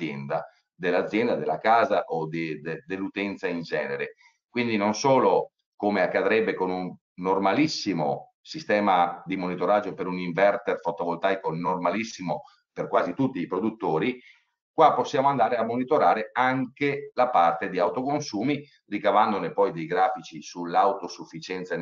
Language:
Italian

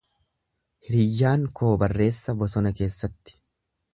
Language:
Oromo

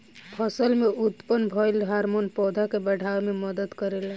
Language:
Bhojpuri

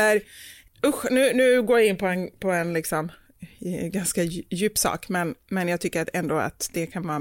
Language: Swedish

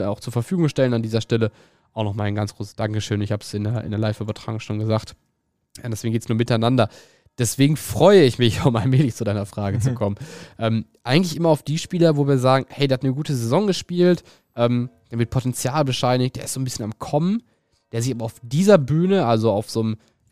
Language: German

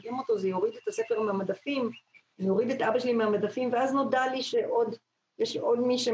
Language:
Hebrew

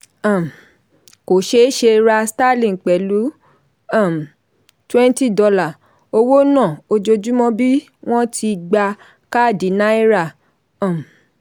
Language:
Yoruba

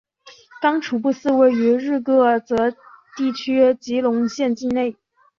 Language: Chinese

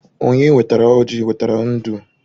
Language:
Igbo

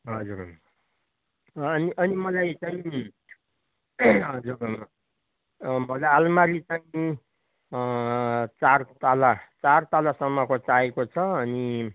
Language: Nepali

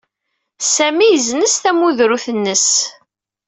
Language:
Kabyle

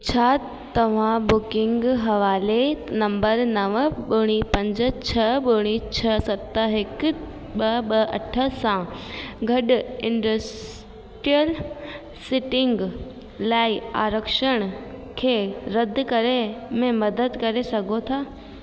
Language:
Sindhi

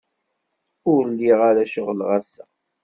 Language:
Kabyle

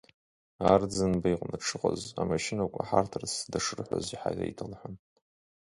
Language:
Abkhazian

